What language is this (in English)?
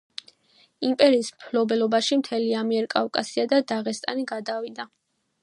Georgian